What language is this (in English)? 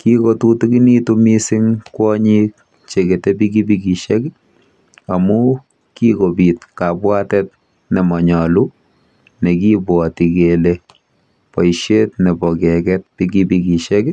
Kalenjin